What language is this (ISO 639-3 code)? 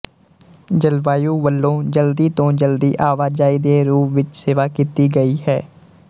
pan